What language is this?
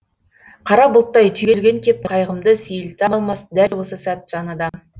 Kazakh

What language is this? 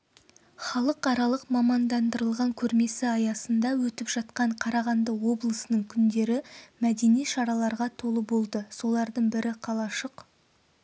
Kazakh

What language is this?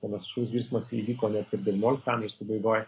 Lithuanian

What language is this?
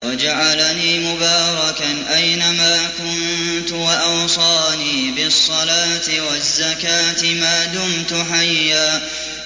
Arabic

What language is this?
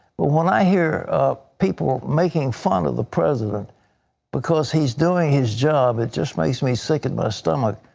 English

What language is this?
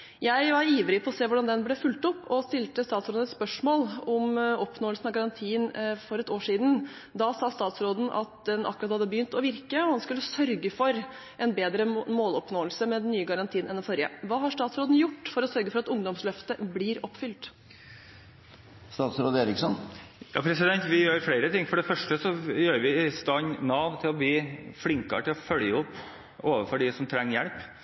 Norwegian Bokmål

